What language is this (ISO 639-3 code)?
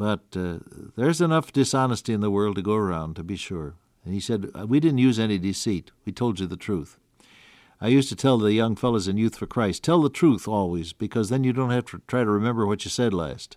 eng